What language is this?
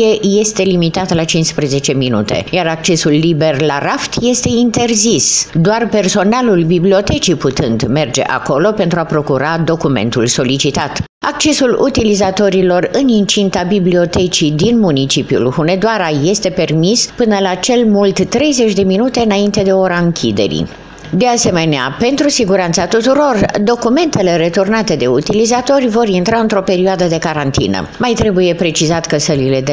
Romanian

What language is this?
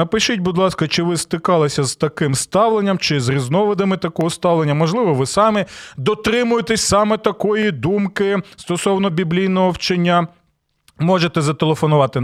Ukrainian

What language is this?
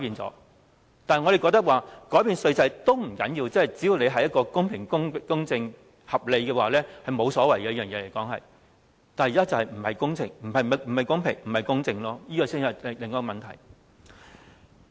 Cantonese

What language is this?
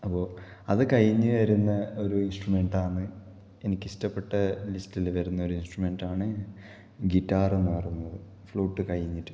Malayalam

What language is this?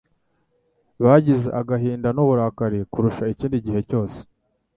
Kinyarwanda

